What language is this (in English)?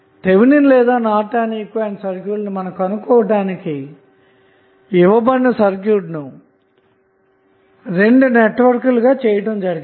Telugu